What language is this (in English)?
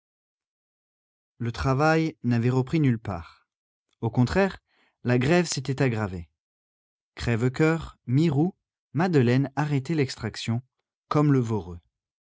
French